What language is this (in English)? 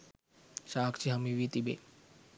Sinhala